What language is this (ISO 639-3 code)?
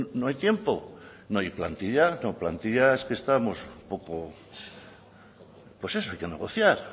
spa